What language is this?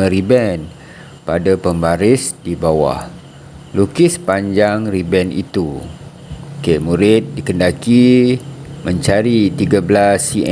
Malay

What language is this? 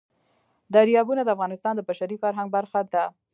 Pashto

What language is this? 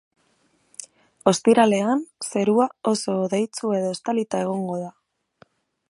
Basque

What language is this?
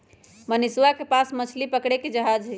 Magahi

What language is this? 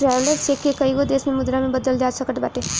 Bhojpuri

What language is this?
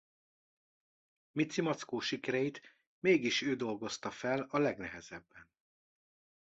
Hungarian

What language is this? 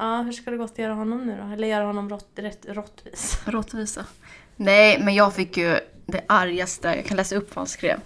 Swedish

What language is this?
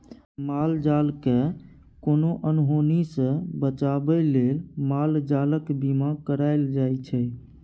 Maithili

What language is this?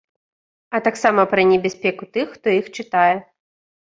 Belarusian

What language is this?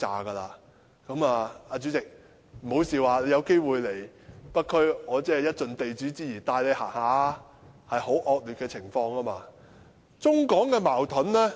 Cantonese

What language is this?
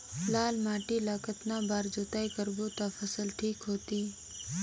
Chhattisgarhi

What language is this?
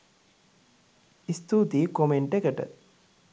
Sinhala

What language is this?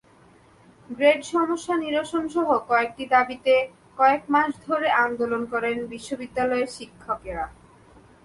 Bangla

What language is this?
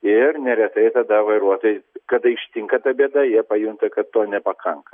Lithuanian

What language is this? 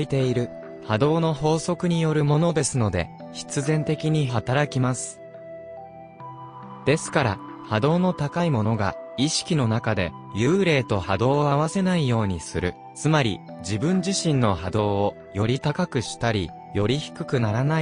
Japanese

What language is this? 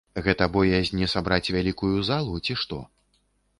Belarusian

